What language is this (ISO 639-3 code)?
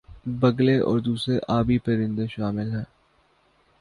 urd